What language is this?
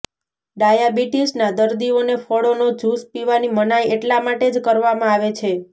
Gujarati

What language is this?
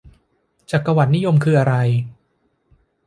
Thai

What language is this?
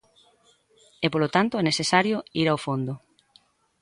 Galician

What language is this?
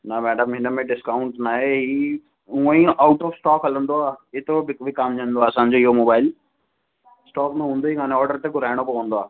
Sindhi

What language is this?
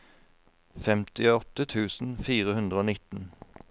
Norwegian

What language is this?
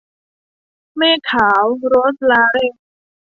Thai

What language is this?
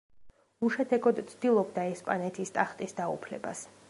Georgian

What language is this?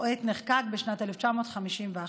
Hebrew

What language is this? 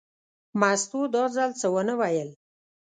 Pashto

